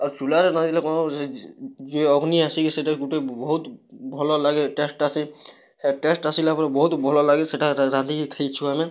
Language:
Odia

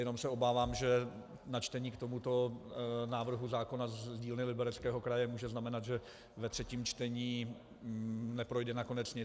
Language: Czech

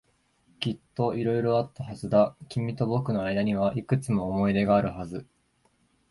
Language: Japanese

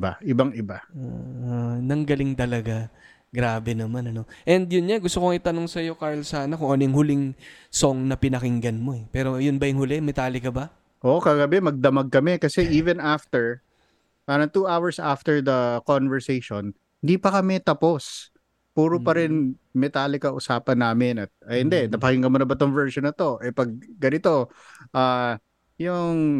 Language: Filipino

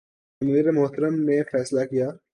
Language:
Urdu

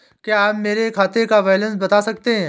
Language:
Hindi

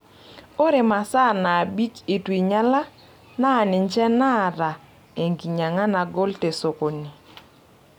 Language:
Masai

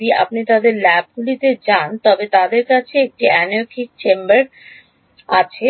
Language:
Bangla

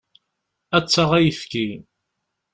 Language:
Kabyle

